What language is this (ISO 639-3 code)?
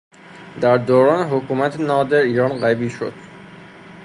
fas